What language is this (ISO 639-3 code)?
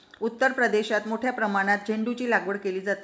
mar